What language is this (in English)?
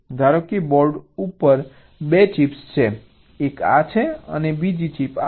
Gujarati